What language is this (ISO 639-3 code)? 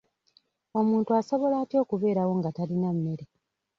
lug